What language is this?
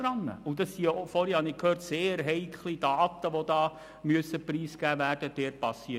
Swiss German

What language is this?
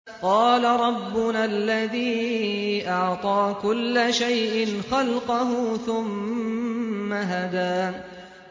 Arabic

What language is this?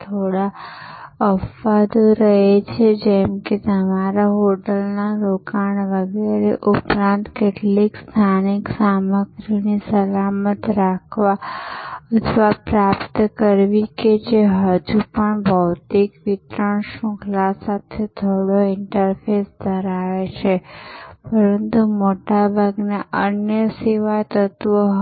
Gujarati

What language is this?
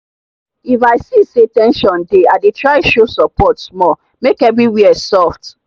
Nigerian Pidgin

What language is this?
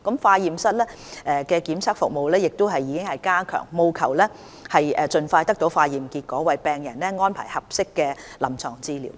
Cantonese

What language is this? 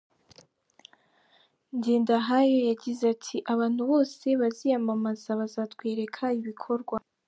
Kinyarwanda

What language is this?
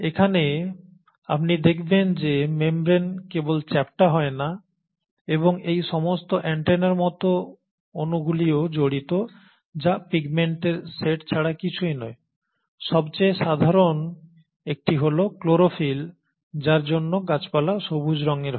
Bangla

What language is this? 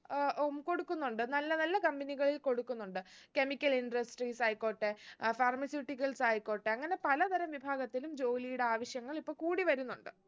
Malayalam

